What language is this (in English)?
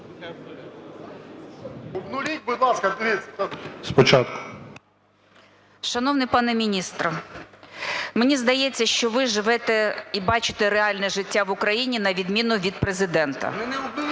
Ukrainian